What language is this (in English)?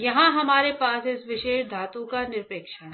Hindi